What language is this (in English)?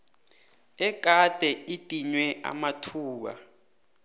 South Ndebele